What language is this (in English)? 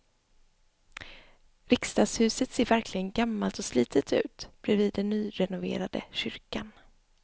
Swedish